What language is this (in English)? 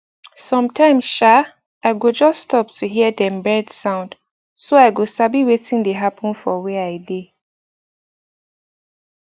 Nigerian Pidgin